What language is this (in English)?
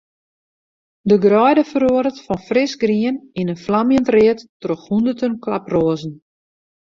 Western Frisian